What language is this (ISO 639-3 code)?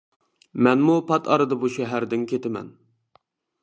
uig